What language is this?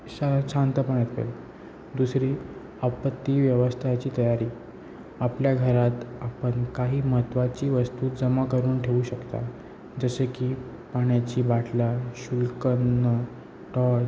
Marathi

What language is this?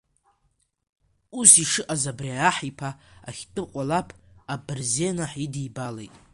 Abkhazian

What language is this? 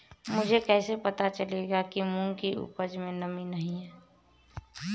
Hindi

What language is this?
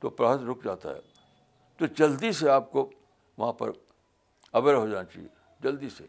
Urdu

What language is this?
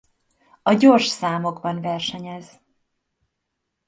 Hungarian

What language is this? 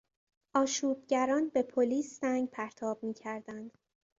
Persian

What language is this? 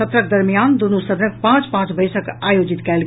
Maithili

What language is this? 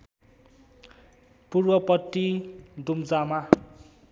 Nepali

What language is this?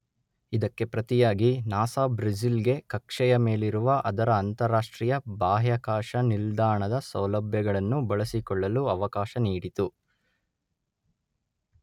Kannada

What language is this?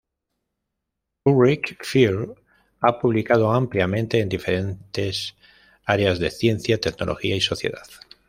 Spanish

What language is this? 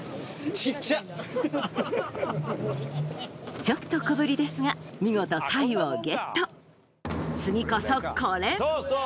Japanese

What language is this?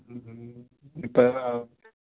Punjabi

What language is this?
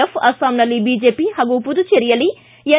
Kannada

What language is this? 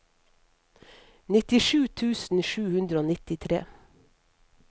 Norwegian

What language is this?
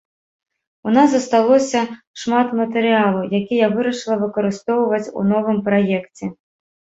Belarusian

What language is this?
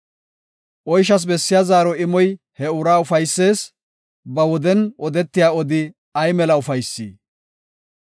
Gofa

